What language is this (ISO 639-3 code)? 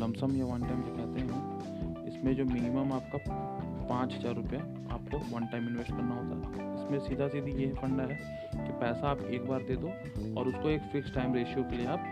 hin